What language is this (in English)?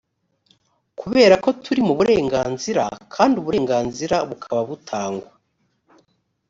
Kinyarwanda